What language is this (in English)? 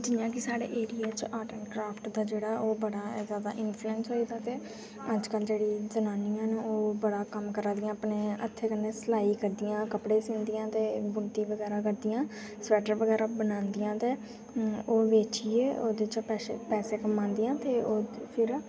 Dogri